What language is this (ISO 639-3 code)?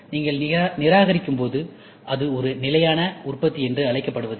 tam